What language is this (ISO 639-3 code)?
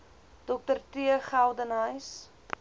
afr